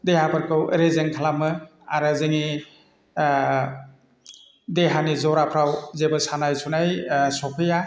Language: Bodo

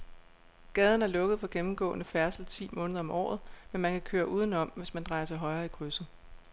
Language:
Danish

